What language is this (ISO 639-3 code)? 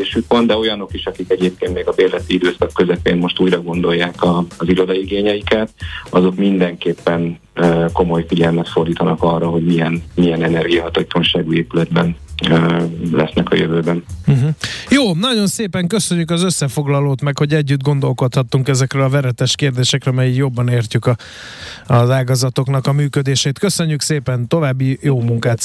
hun